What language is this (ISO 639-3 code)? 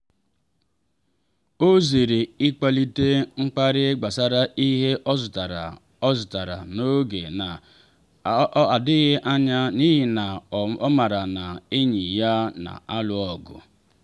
ibo